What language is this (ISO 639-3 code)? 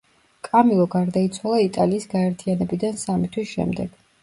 kat